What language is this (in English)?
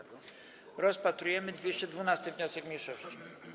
Polish